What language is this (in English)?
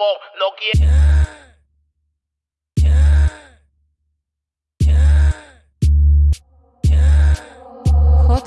Indonesian